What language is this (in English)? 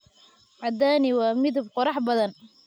Somali